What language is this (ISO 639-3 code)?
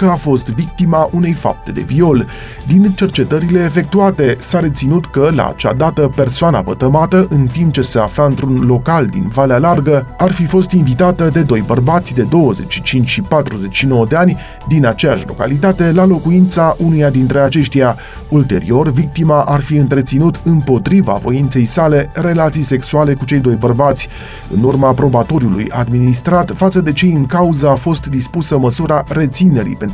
ron